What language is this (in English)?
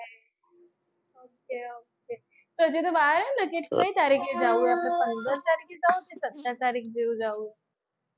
Gujarati